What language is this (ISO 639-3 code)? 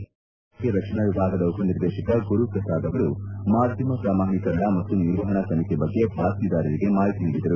kan